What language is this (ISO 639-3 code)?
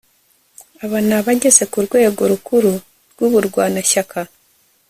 kin